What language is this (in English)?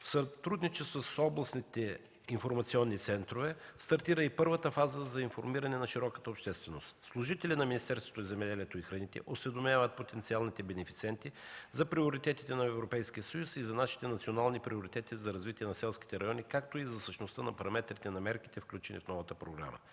Bulgarian